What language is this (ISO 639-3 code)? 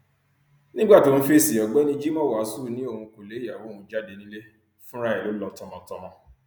yor